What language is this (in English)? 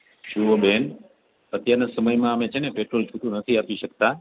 Gujarati